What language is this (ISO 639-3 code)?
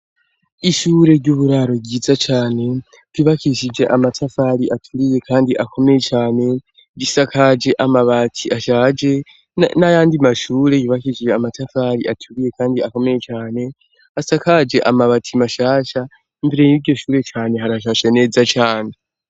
run